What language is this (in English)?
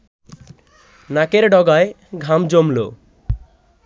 Bangla